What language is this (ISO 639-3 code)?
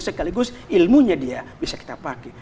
ind